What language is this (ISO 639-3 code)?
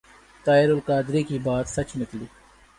urd